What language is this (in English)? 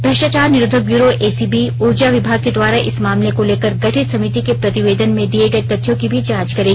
Hindi